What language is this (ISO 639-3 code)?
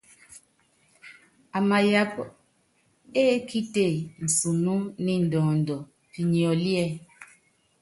yav